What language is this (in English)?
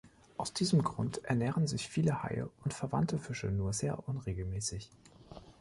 German